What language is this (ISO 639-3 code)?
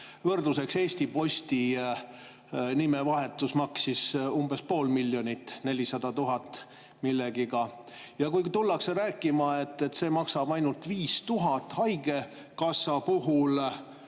est